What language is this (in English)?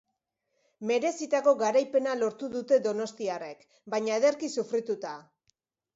Basque